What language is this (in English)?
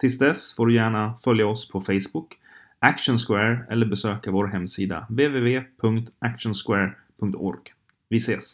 Swedish